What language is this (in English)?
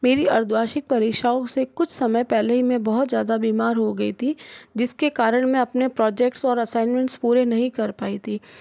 Hindi